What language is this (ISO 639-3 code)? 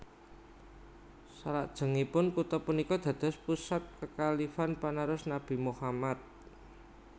jav